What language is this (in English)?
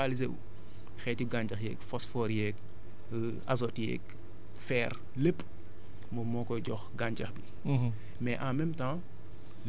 Wolof